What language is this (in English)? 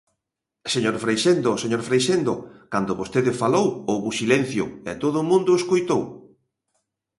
Galician